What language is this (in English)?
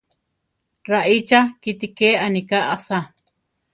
Central Tarahumara